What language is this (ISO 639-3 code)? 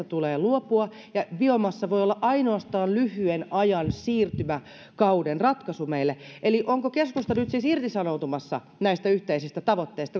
fin